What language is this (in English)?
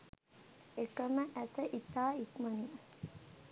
Sinhala